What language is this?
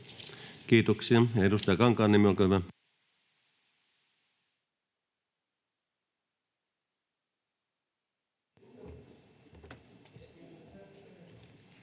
Finnish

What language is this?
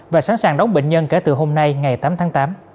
Vietnamese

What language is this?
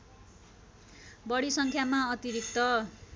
Nepali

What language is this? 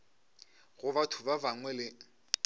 Northern Sotho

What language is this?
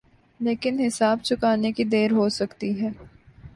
Urdu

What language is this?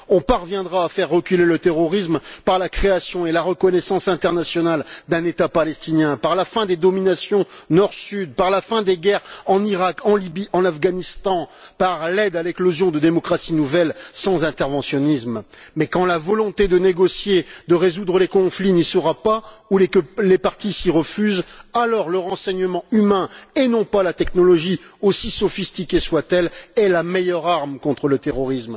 French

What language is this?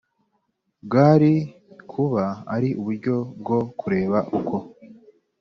Kinyarwanda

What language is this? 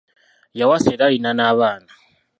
Ganda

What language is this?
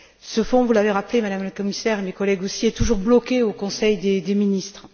French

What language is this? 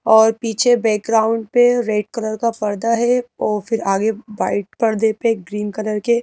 Hindi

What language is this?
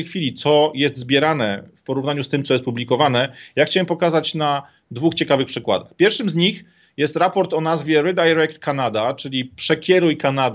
Polish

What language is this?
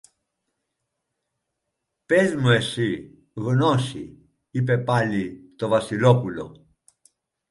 Greek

